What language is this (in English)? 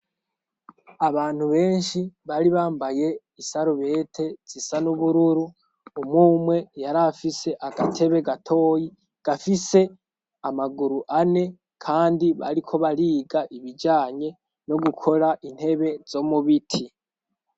Rundi